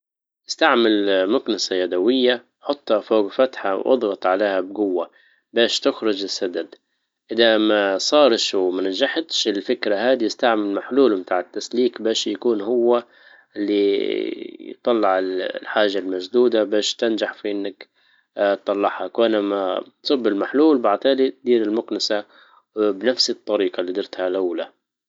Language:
Libyan Arabic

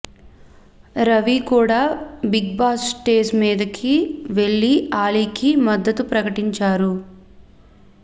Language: Telugu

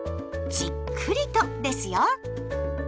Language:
Japanese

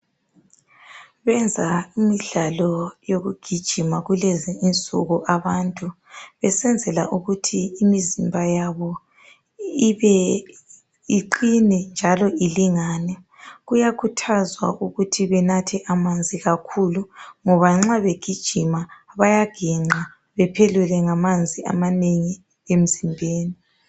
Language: North Ndebele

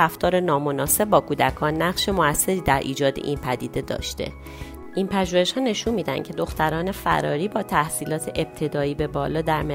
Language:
Persian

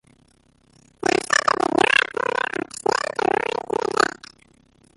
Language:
Western Frisian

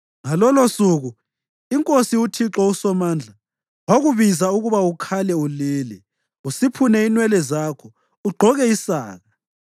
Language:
North Ndebele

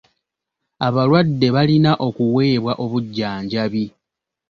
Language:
Ganda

